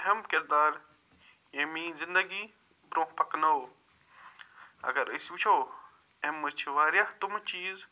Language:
Kashmiri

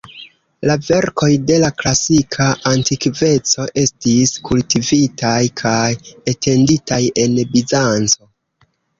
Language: Esperanto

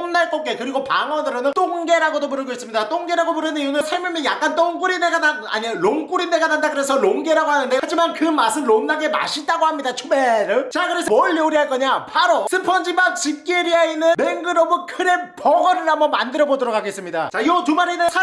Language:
Korean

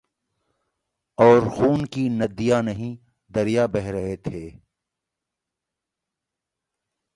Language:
Urdu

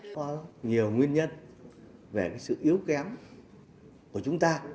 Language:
Vietnamese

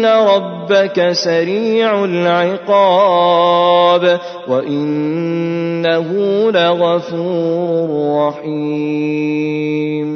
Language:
Arabic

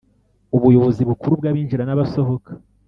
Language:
Kinyarwanda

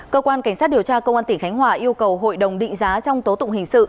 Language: Vietnamese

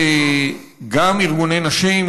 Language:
Hebrew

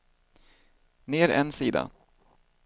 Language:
Swedish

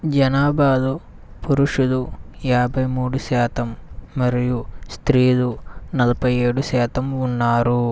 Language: Telugu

